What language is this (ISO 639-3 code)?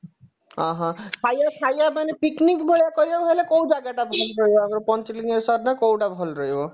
ori